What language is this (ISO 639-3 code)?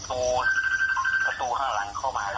tha